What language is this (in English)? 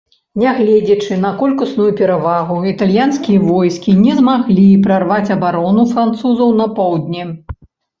Belarusian